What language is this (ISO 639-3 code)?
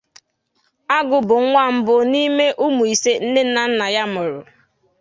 ibo